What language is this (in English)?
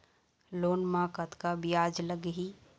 Chhattisgarhi